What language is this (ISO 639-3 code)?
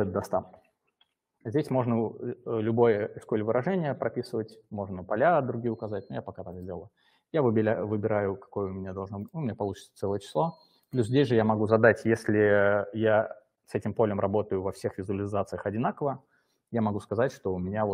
rus